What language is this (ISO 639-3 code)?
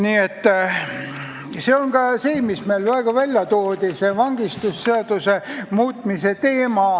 est